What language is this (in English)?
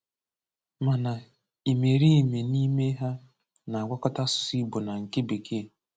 Igbo